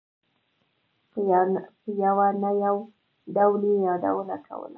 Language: Pashto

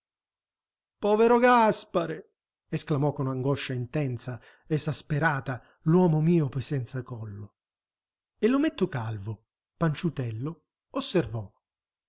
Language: Italian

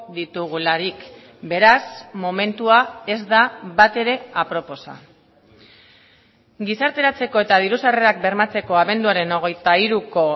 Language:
Basque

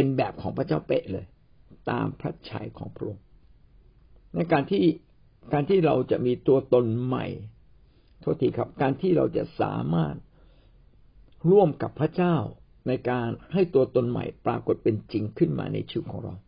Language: Thai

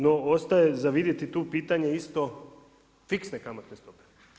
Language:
Croatian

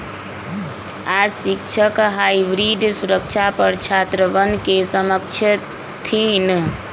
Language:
Magahi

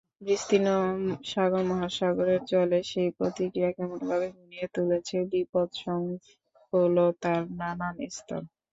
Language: Bangla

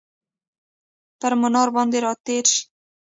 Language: Pashto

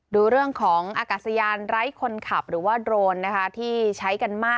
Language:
Thai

